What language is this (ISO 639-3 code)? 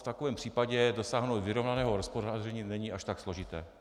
ces